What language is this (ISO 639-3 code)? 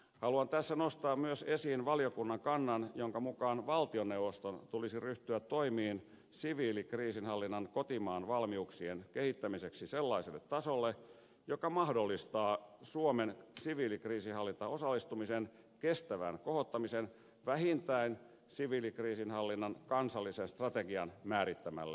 fin